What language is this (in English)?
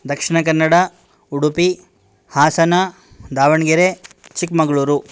Sanskrit